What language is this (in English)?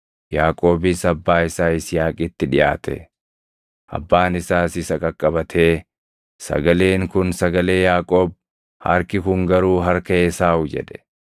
Oromo